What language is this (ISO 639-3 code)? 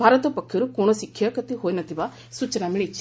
ori